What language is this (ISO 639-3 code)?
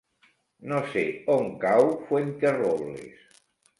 cat